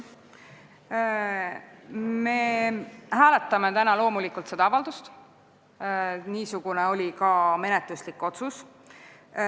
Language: Estonian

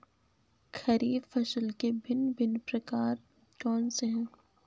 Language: Hindi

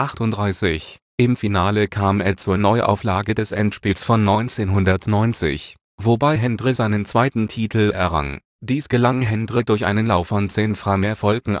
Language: German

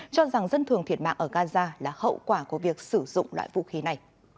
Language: Vietnamese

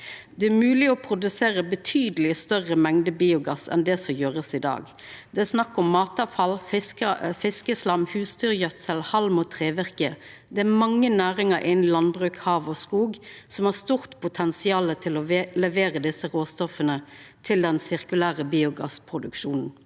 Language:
Norwegian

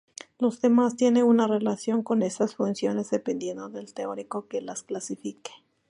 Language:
Spanish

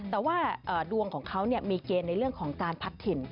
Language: Thai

